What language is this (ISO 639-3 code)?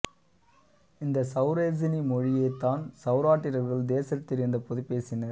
tam